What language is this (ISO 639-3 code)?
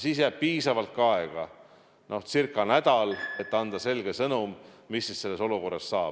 est